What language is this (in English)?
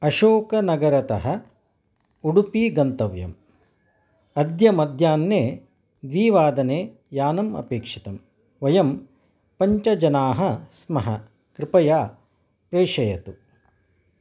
Sanskrit